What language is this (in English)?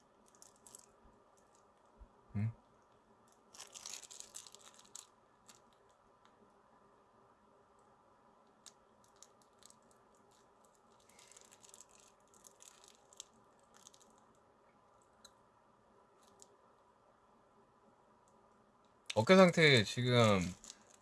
Korean